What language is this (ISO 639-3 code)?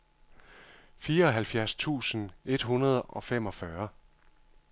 dan